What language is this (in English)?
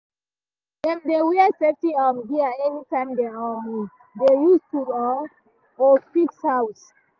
Nigerian Pidgin